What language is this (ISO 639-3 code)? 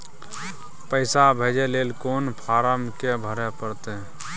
mai